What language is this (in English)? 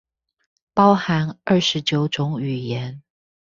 Chinese